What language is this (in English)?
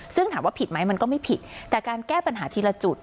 Thai